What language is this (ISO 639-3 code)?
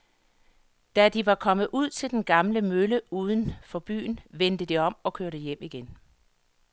dan